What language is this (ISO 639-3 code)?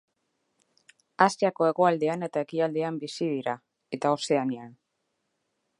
eus